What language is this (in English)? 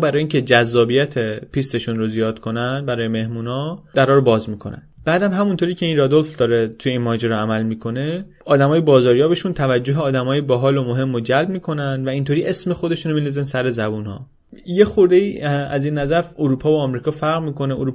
Persian